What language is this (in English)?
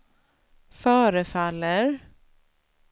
Swedish